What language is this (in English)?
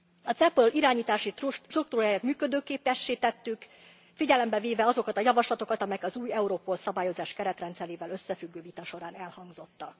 Hungarian